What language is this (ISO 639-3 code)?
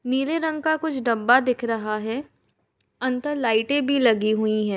hin